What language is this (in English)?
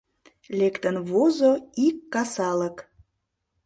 Mari